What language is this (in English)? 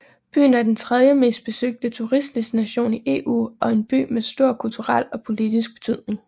Danish